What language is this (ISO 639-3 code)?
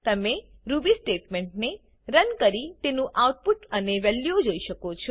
guj